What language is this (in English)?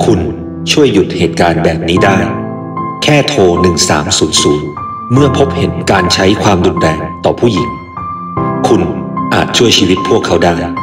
Thai